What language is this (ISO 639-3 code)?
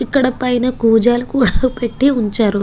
tel